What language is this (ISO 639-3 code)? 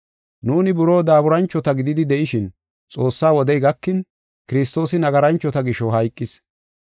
gof